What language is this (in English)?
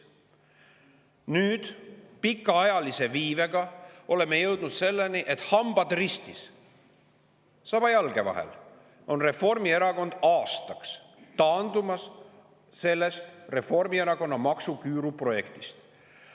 Estonian